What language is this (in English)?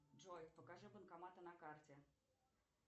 Russian